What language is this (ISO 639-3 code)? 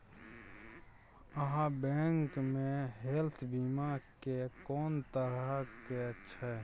mai